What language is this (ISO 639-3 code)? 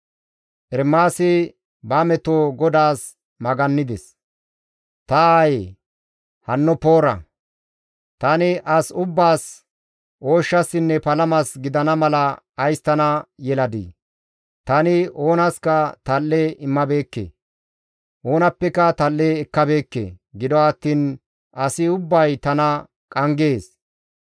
gmv